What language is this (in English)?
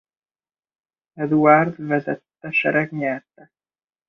Hungarian